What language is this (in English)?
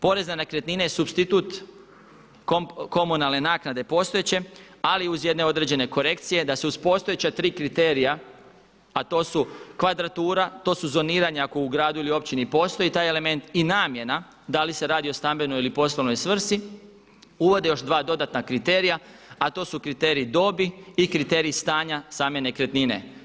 Croatian